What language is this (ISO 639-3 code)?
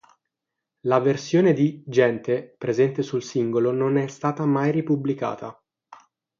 ita